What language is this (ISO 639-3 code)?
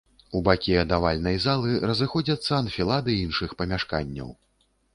bel